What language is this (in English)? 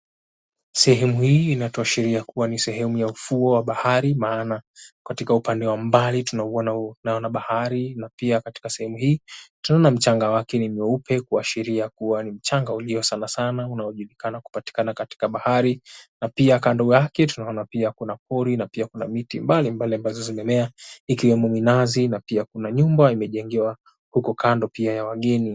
Swahili